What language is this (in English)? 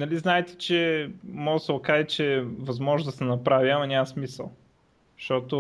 Bulgarian